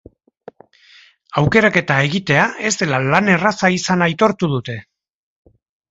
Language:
Basque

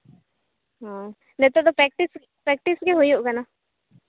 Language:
Santali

